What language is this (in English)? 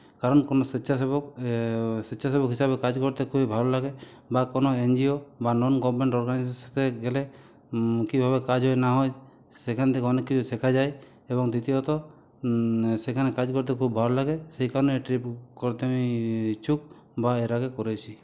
Bangla